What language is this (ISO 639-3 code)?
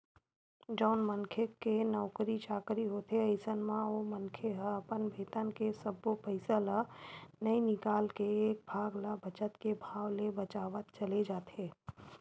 hne